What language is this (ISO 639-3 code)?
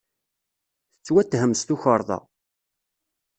kab